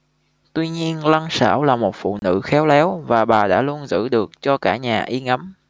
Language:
Vietnamese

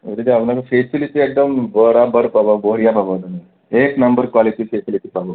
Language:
Assamese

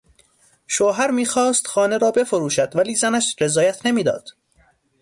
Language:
Persian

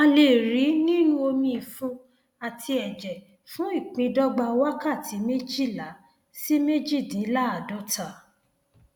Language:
Yoruba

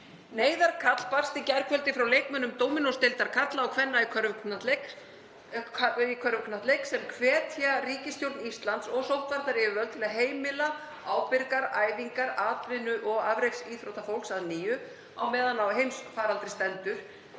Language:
Icelandic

